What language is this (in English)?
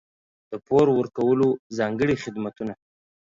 Pashto